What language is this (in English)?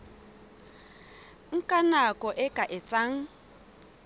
Southern Sotho